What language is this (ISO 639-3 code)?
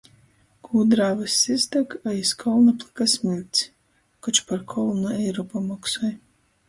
ltg